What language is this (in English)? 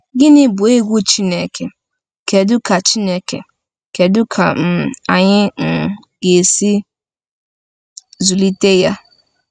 Igbo